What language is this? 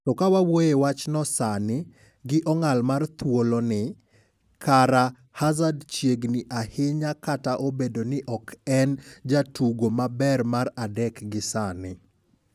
Luo (Kenya and Tanzania)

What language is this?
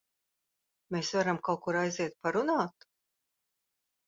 Latvian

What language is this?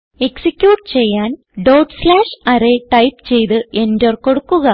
Malayalam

